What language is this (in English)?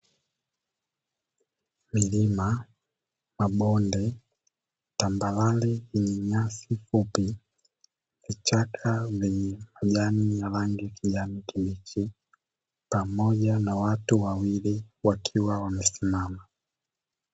Swahili